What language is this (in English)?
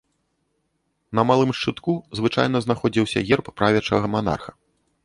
Belarusian